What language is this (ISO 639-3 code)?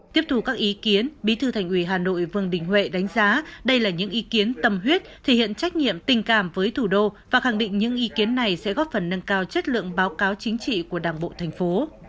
vie